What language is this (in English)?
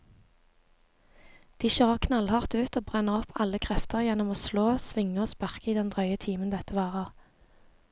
Norwegian